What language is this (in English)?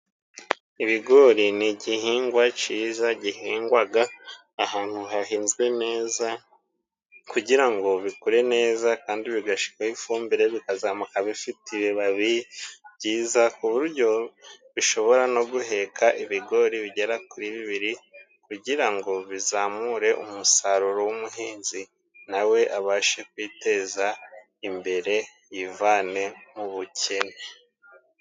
Kinyarwanda